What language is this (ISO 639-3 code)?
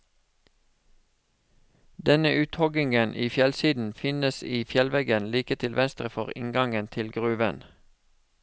nor